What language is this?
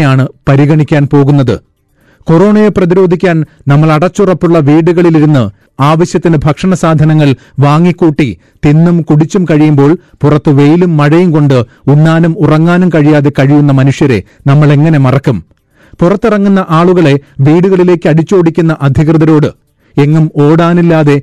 Malayalam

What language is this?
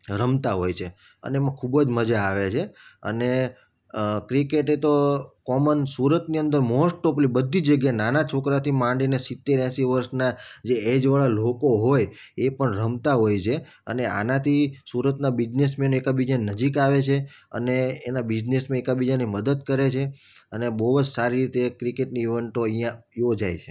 Gujarati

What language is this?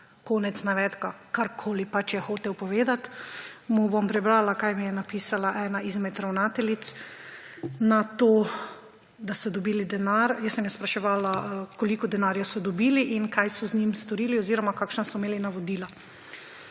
Slovenian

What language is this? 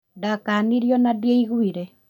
Kikuyu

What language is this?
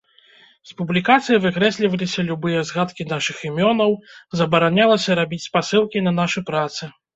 Belarusian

